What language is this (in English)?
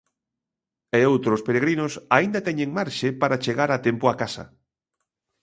Galician